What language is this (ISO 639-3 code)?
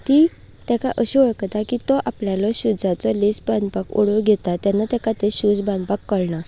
kok